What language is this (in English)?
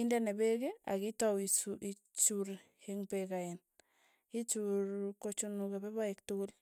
Tugen